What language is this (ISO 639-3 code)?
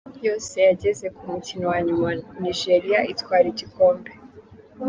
kin